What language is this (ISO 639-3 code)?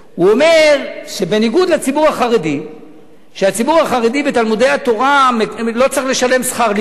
heb